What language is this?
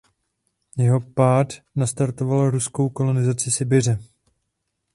Czech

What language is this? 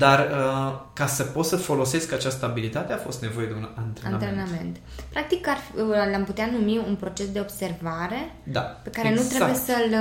Romanian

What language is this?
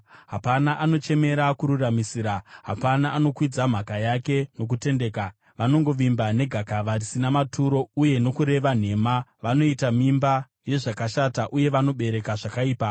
Shona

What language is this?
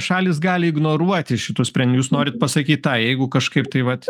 Lithuanian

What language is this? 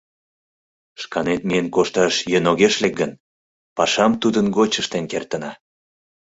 Mari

